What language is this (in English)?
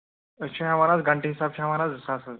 Kashmiri